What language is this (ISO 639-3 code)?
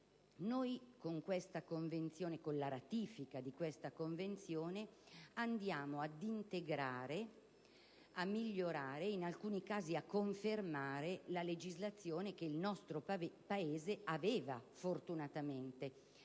ita